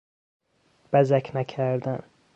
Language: Persian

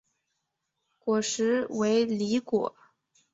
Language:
Chinese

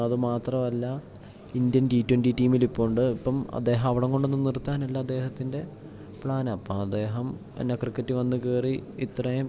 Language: Malayalam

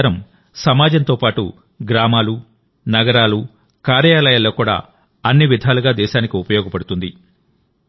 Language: Telugu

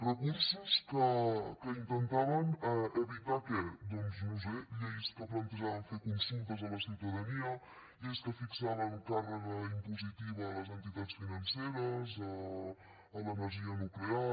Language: Catalan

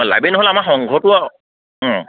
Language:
Assamese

